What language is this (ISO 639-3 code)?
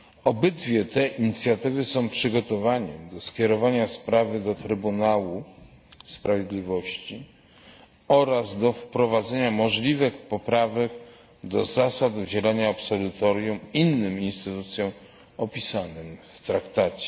pol